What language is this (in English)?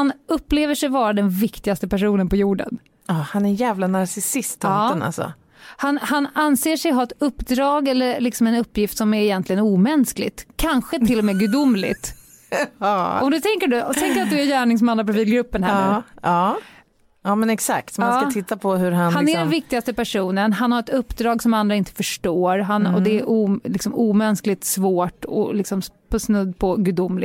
Swedish